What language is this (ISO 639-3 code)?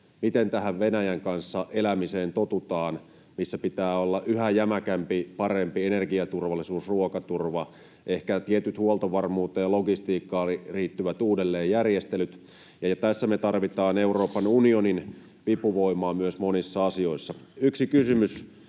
fin